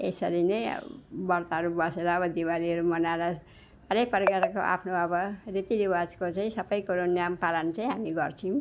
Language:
Nepali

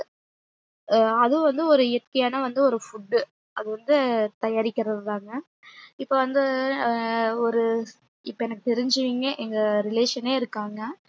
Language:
Tamil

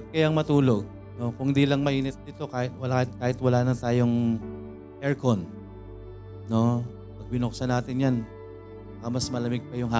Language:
Filipino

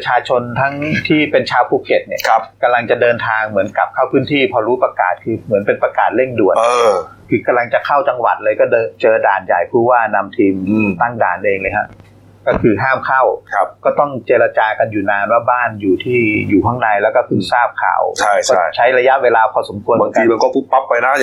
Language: Thai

